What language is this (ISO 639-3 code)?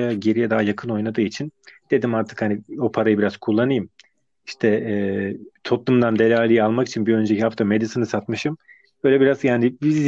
tur